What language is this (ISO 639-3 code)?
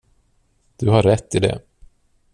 swe